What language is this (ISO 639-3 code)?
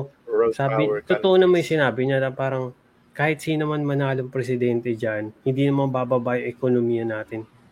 fil